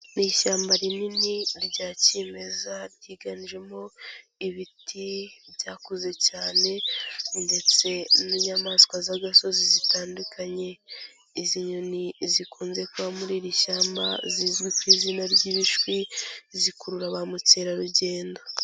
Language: Kinyarwanda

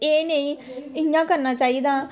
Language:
Dogri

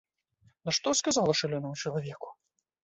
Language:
Belarusian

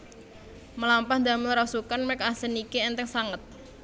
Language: Javanese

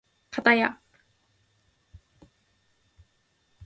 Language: Japanese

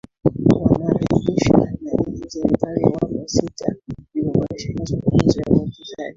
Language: Swahili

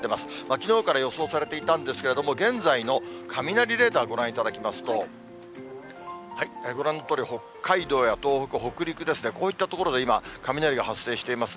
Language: Japanese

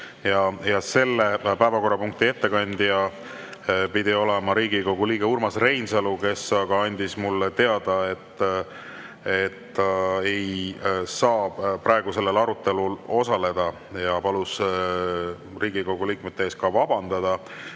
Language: Estonian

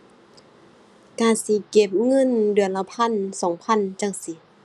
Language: Thai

